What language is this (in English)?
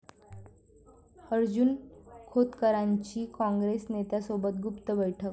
Marathi